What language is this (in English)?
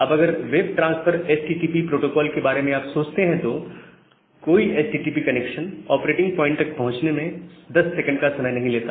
Hindi